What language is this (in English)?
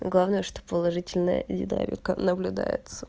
Russian